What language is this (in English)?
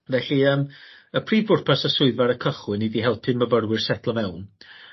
Welsh